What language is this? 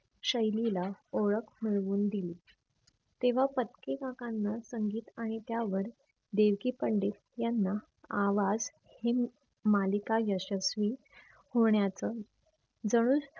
Marathi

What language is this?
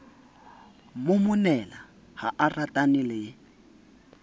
Southern Sotho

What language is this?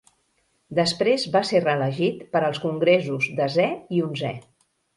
Catalan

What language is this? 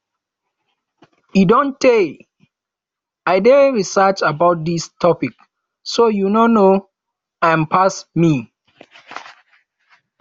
Nigerian Pidgin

